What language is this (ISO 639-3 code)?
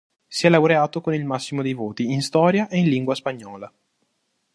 ita